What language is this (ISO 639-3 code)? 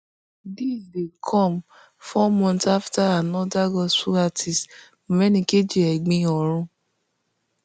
pcm